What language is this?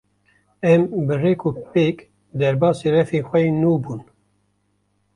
Kurdish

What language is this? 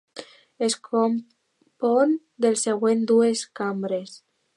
Catalan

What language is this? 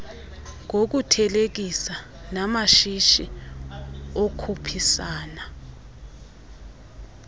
Xhosa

